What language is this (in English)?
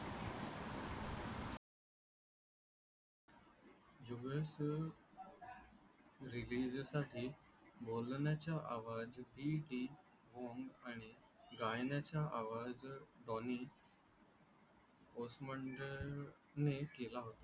Marathi